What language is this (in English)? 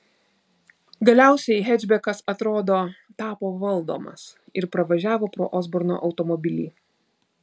Lithuanian